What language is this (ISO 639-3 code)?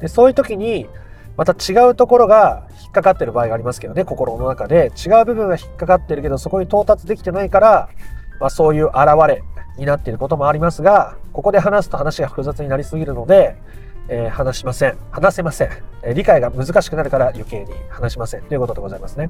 jpn